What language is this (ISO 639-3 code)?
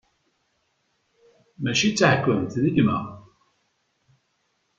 kab